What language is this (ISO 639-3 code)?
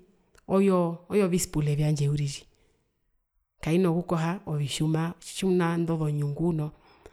her